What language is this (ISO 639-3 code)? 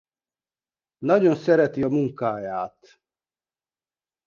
hun